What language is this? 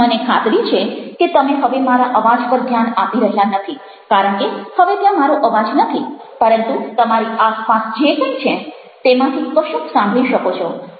Gujarati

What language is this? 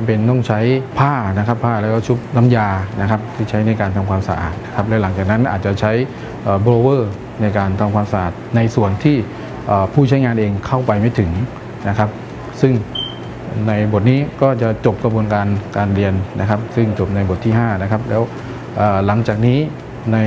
Thai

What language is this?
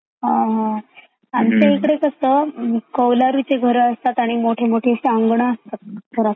Marathi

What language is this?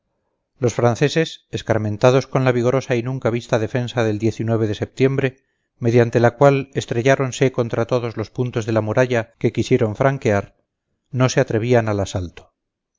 Spanish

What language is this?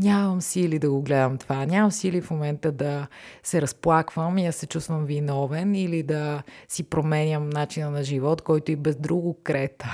Bulgarian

